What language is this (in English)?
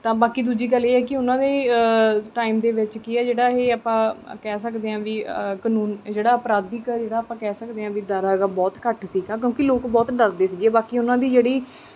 Punjabi